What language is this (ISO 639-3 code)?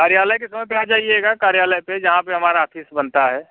hin